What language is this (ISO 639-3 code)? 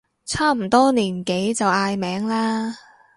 yue